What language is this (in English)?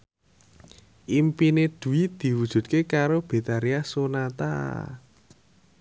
Javanese